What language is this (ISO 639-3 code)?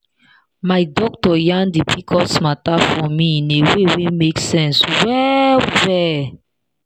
pcm